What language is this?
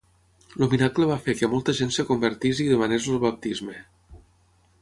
Catalan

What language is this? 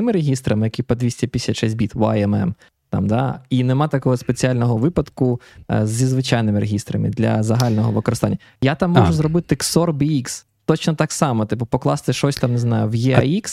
Ukrainian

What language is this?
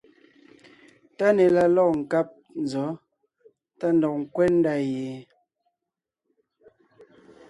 Ngiemboon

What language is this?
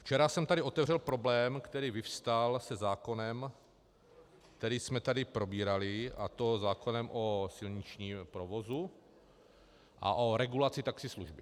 Czech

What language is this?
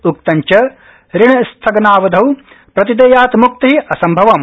Sanskrit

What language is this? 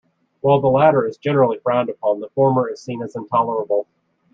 English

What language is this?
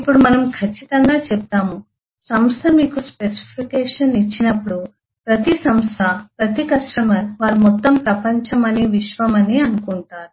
Telugu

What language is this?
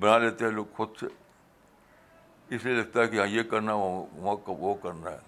Urdu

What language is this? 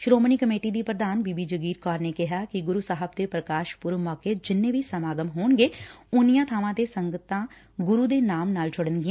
Punjabi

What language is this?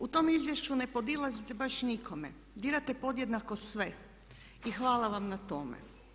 Croatian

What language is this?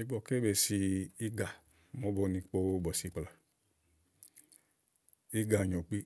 Igo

